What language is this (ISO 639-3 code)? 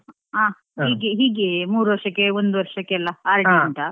kan